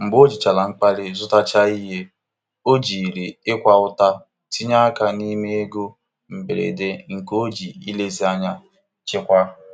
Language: Igbo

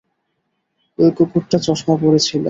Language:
Bangla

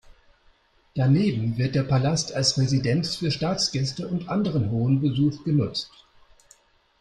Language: German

